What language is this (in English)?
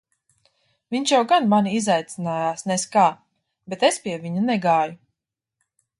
Latvian